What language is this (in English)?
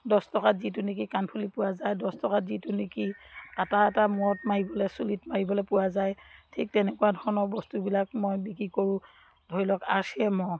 Assamese